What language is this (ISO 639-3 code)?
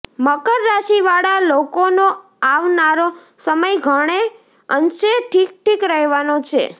guj